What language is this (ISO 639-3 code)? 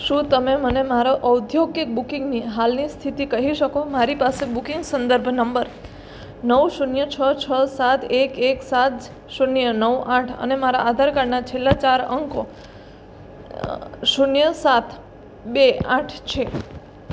guj